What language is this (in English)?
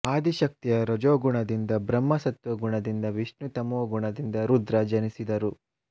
Kannada